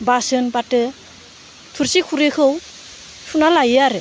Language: Bodo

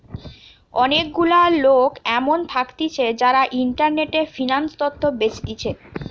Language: Bangla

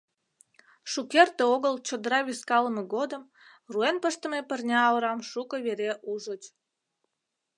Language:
Mari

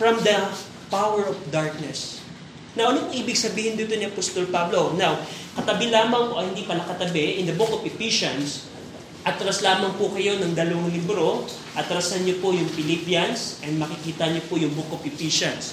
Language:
Filipino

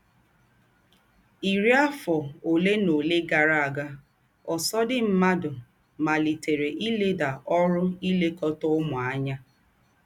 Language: Igbo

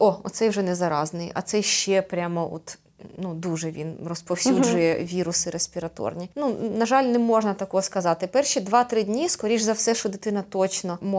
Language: Ukrainian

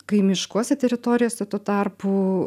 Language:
Lithuanian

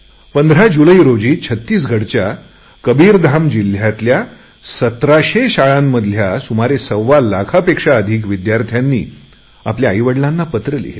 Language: Marathi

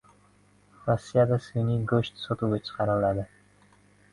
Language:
Uzbek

